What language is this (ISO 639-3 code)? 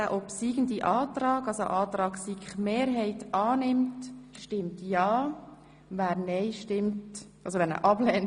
gsw